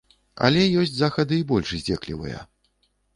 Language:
Belarusian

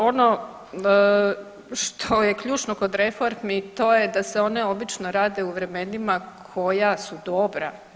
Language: Croatian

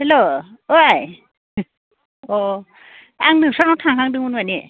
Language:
Bodo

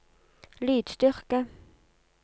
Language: Norwegian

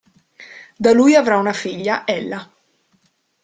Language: Italian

